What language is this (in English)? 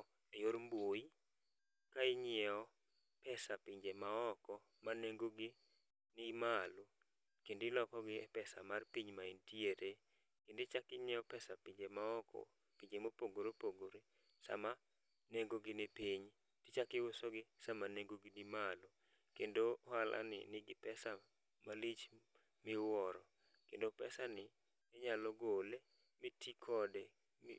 Luo (Kenya and Tanzania)